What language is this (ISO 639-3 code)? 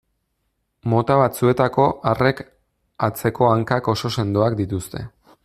eus